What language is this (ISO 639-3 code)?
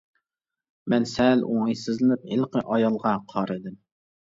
uig